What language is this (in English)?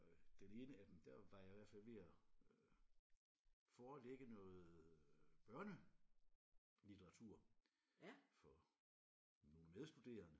Danish